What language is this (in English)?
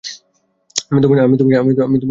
Bangla